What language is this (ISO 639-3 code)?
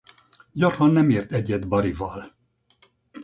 hun